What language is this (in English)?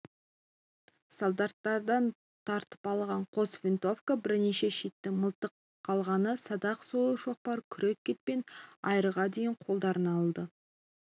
Kazakh